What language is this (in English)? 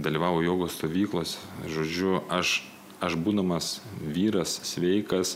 Lithuanian